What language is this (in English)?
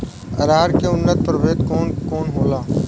Bhojpuri